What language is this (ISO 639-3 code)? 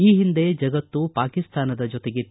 kan